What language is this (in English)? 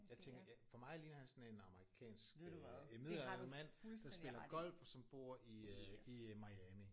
Danish